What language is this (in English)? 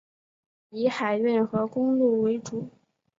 Chinese